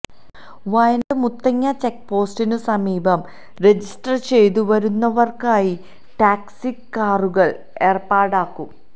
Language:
Malayalam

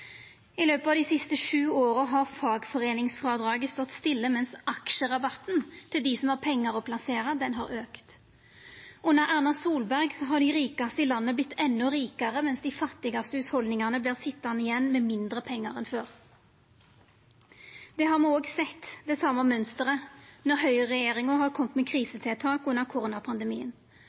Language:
Norwegian Nynorsk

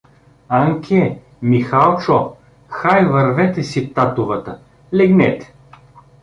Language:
Bulgarian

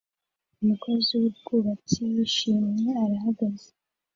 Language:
Kinyarwanda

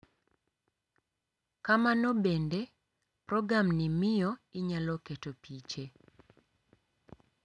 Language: Luo (Kenya and Tanzania)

